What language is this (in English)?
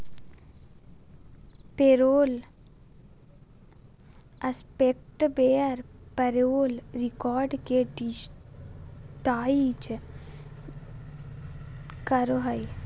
Magahi